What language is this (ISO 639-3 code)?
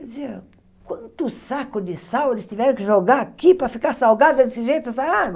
por